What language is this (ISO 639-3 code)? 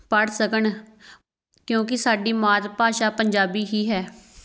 pan